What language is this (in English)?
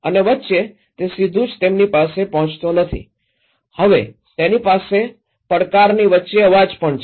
Gujarati